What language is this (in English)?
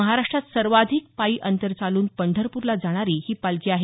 Marathi